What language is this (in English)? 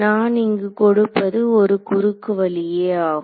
Tamil